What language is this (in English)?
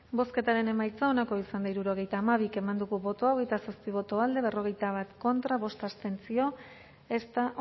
Basque